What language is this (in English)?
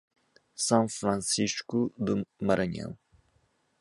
Portuguese